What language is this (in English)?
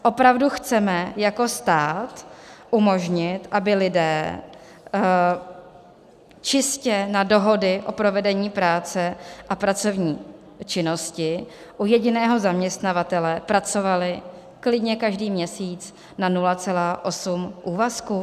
Czech